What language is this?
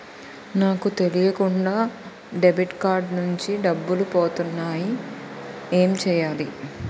Telugu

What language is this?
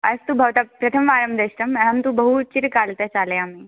Sanskrit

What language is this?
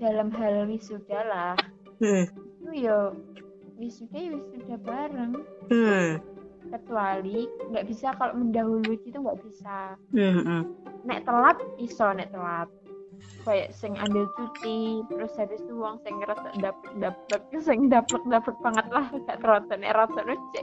Indonesian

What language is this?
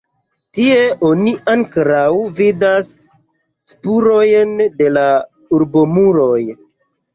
Esperanto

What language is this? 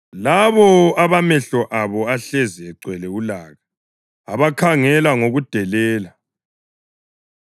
North Ndebele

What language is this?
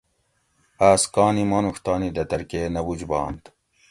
Gawri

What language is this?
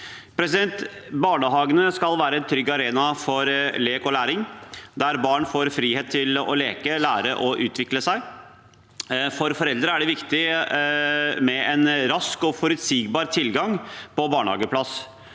Norwegian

